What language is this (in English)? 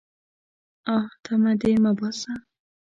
Pashto